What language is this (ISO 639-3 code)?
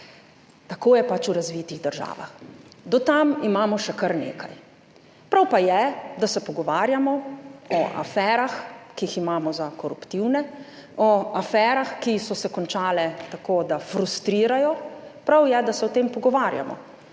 slv